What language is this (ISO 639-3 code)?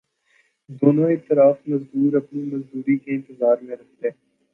urd